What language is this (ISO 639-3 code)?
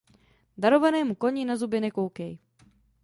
ces